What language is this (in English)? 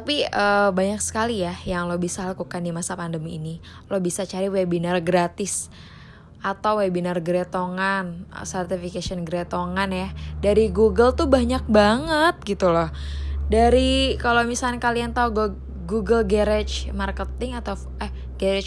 Indonesian